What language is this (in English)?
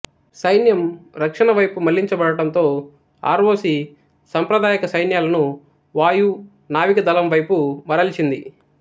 Telugu